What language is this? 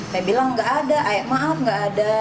Indonesian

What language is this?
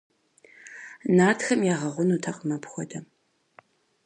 Kabardian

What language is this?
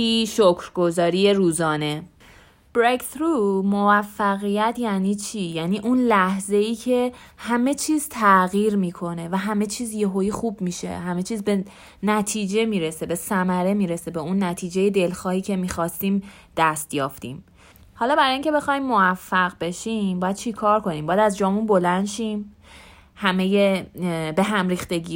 Persian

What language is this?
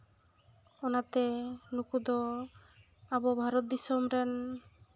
Santali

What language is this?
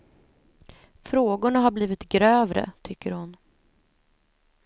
Swedish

